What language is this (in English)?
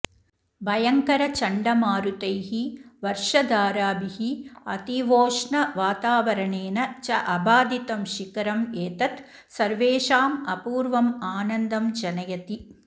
Sanskrit